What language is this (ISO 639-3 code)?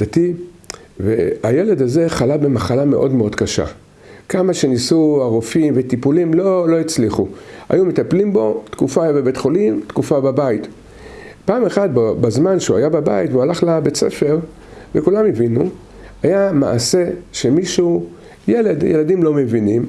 heb